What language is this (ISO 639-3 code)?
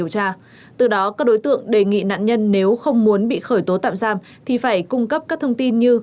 vie